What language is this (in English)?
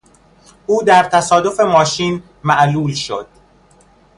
Persian